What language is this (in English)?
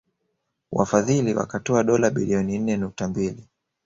Swahili